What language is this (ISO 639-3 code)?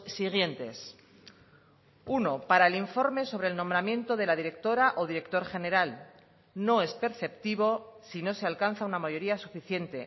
spa